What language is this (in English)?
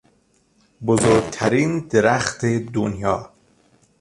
Persian